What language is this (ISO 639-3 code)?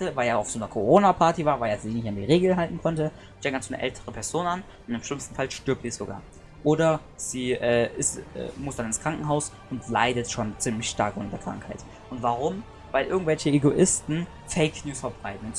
deu